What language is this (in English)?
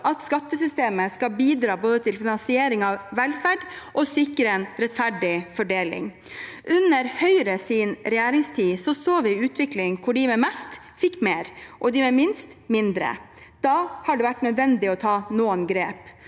Norwegian